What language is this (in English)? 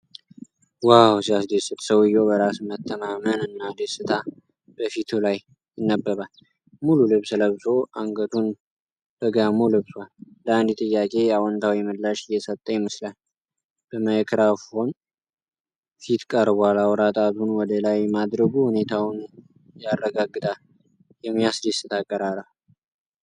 Amharic